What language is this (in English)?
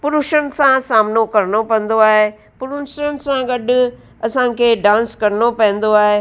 Sindhi